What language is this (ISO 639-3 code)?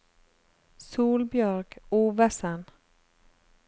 nor